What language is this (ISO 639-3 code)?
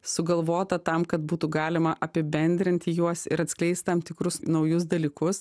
lit